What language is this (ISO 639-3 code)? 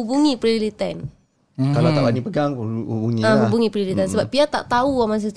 msa